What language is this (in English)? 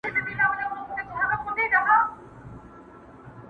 Pashto